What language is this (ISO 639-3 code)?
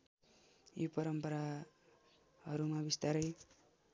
nep